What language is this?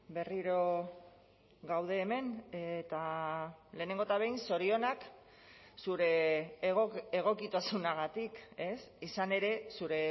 Basque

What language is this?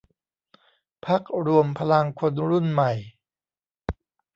Thai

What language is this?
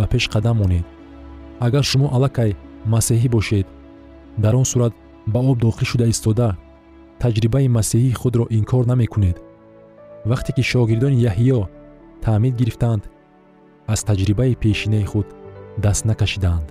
Persian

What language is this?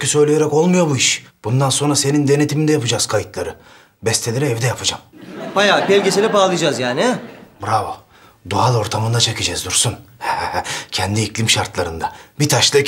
Turkish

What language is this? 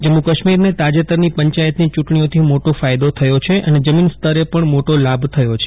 Gujarati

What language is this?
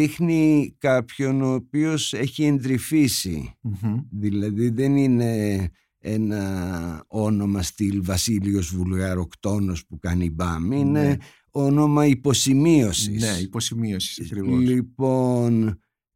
Greek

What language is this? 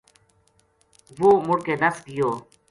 Gujari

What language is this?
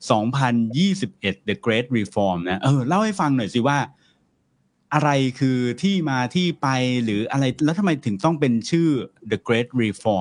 Thai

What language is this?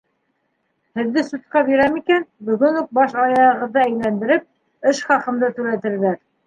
Bashkir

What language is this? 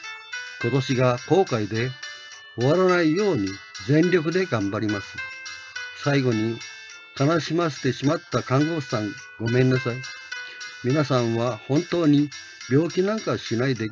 Japanese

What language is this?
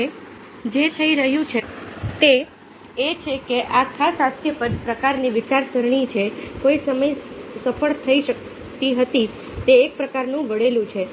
Gujarati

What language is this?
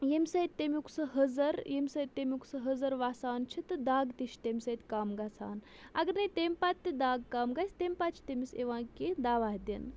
Kashmiri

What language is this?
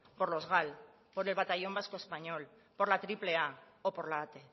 Spanish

